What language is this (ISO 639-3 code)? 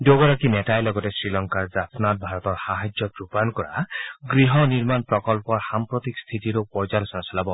asm